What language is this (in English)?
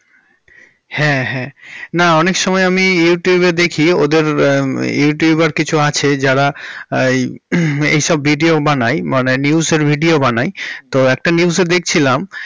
Bangla